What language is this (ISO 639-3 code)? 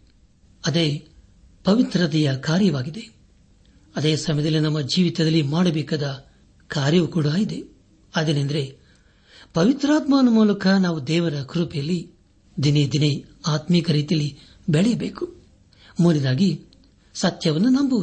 kan